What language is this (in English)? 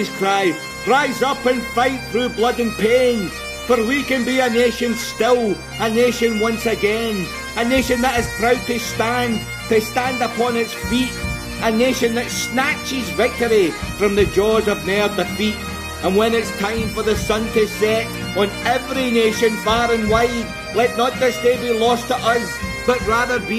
English